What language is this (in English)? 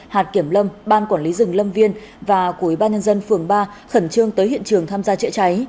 Vietnamese